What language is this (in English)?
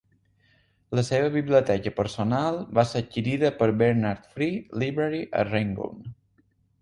Catalan